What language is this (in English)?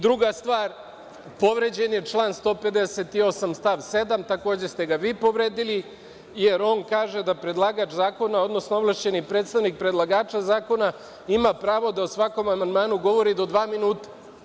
Serbian